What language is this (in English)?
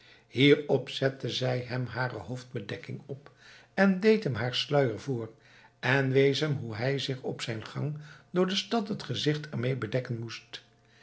Dutch